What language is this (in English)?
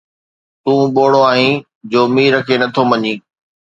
Sindhi